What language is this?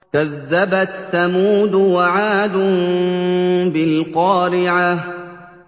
Arabic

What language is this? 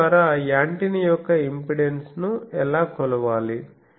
Telugu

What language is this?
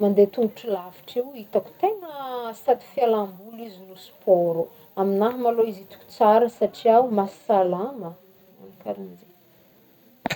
Northern Betsimisaraka Malagasy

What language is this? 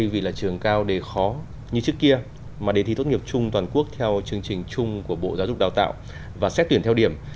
Vietnamese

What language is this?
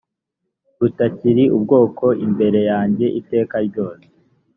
Kinyarwanda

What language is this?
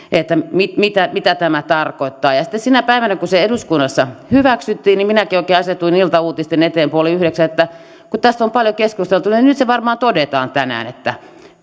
Finnish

